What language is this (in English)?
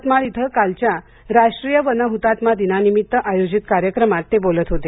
Marathi